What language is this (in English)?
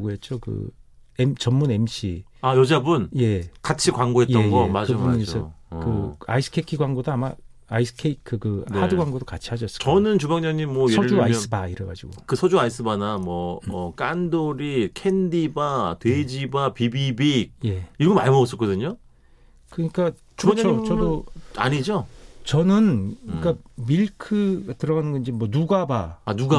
Korean